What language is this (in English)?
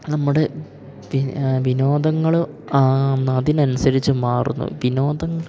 Malayalam